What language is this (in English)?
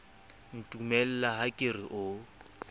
Southern Sotho